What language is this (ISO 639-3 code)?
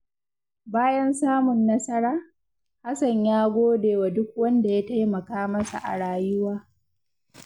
hau